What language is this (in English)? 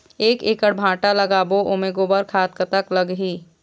Chhattisgarhi